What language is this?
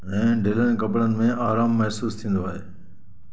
Sindhi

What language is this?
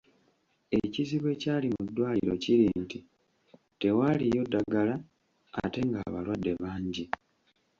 Ganda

